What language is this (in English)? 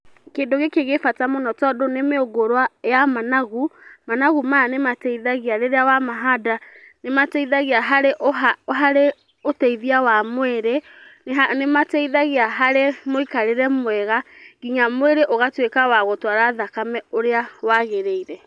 Kikuyu